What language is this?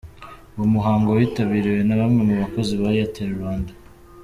Kinyarwanda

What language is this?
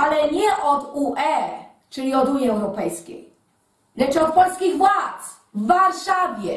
Polish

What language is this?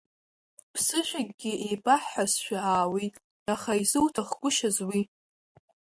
Abkhazian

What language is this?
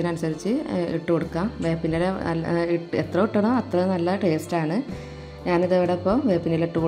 Arabic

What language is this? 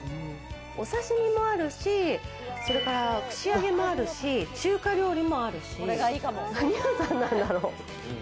Japanese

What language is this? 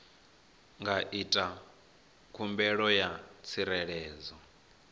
Venda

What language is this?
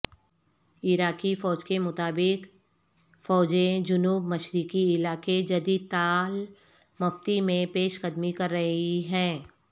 Urdu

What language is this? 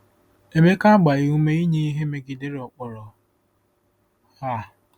Igbo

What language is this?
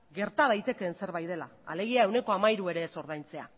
Basque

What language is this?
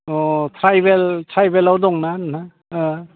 Bodo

